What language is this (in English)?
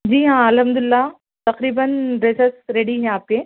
Urdu